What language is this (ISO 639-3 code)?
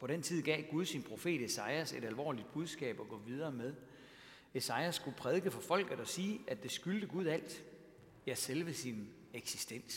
dan